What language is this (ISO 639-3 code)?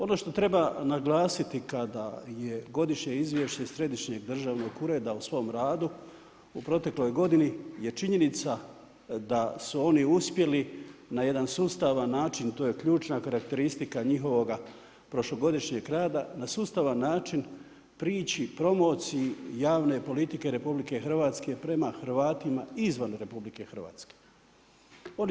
hrv